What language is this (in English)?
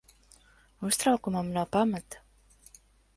Latvian